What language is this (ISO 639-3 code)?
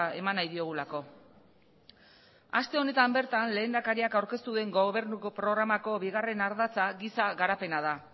eus